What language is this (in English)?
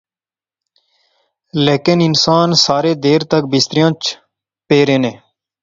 Pahari-Potwari